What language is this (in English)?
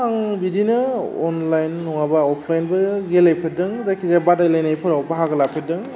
Bodo